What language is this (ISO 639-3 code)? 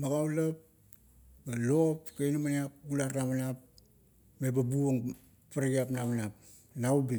kto